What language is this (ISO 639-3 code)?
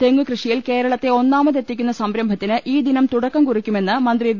mal